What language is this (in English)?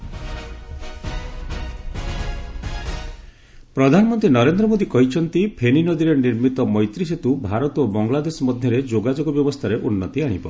Odia